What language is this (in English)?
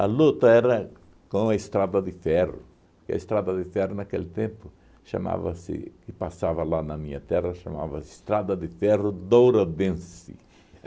Portuguese